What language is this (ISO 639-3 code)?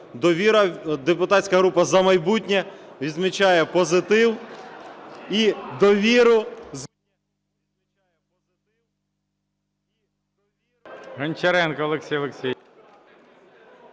ukr